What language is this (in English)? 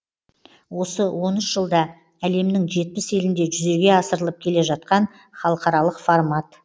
Kazakh